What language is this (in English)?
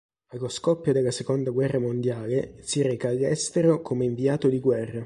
Italian